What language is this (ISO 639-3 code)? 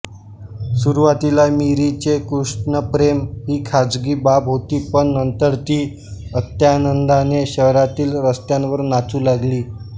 mar